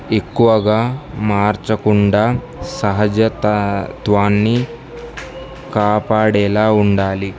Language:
Telugu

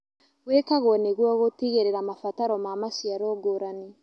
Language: Kikuyu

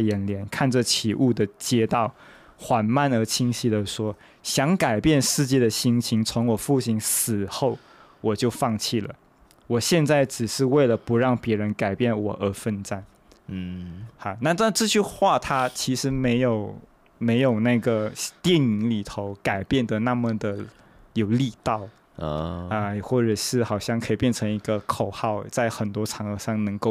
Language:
Chinese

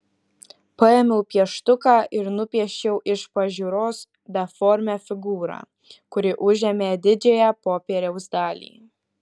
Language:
Lithuanian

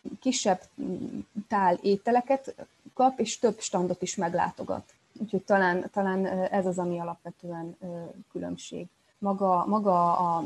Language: Hungarian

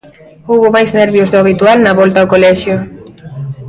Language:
Galician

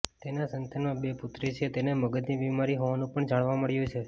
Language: Gujarati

